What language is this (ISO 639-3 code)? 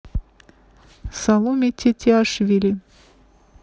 rus